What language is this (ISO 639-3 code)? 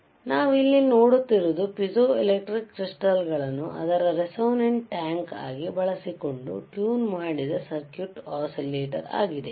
kan